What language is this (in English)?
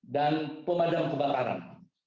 Indonesian